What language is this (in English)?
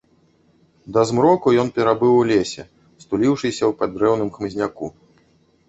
Belarusian